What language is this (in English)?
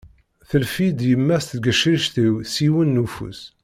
Kabyle